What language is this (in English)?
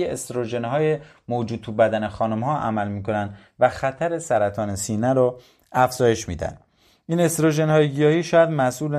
Persian